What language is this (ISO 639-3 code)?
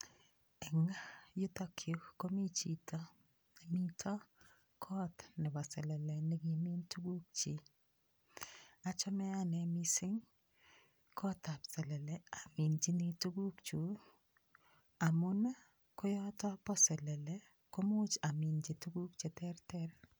kln